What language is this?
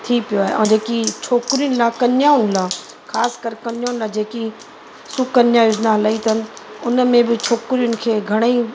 Sindhi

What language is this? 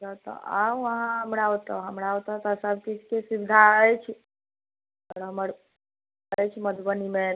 Maithili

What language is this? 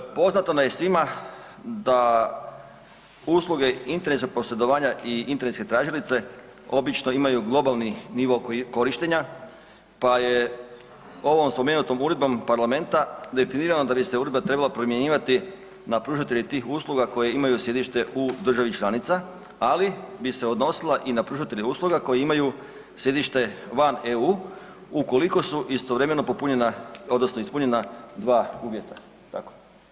Croatian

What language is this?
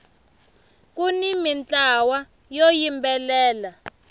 Tsonga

